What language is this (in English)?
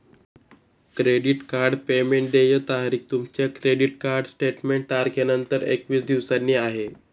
Marathi